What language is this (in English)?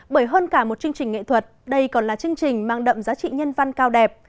Vietnamese